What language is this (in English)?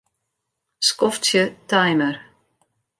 Western Frisian